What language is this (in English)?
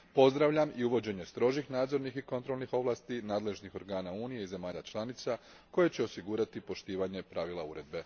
Croatian